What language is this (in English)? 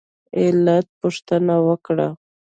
Pashto